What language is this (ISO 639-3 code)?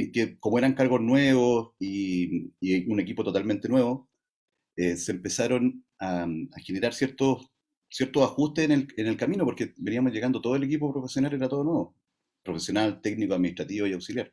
spa